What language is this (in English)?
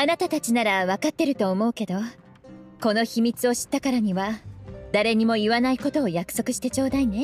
Japanese